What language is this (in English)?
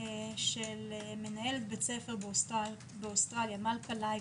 Hebrew